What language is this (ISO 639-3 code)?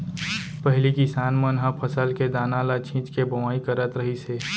hne